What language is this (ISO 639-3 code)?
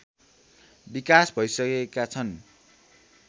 nep